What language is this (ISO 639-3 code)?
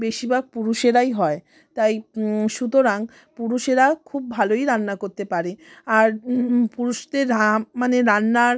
ben